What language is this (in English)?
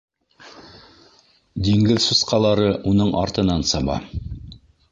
Bashkir